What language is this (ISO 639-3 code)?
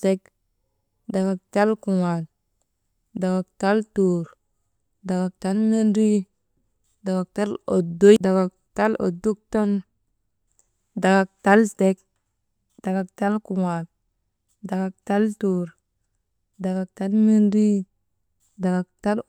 mde